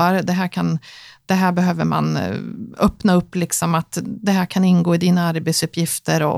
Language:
Swedish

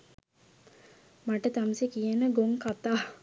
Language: Sinhala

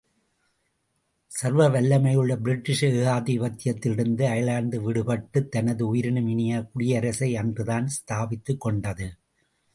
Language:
Tamil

